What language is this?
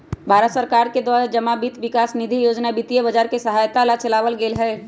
Magahi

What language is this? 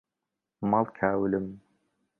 Central Kurdish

